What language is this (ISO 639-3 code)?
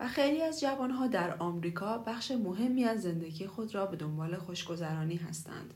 fas